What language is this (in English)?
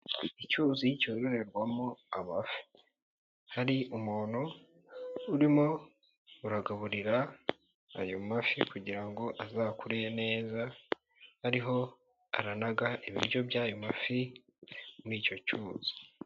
Kinyarwanda